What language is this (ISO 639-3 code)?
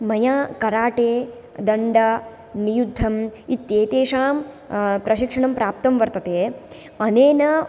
san